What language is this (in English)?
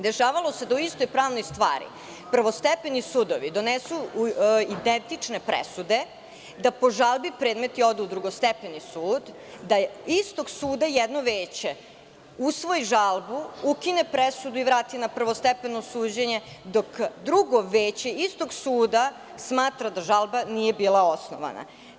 Serbian